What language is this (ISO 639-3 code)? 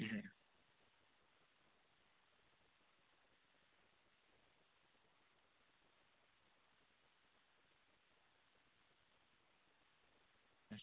doi